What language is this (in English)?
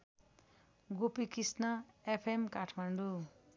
Nepali